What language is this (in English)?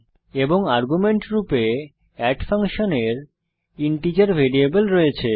Bangla